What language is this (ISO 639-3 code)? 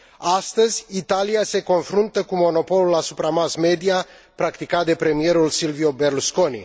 ron